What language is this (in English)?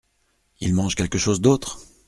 French